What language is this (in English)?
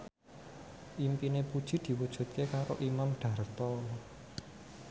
Javanese